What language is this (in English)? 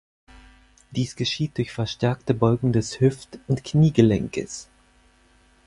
German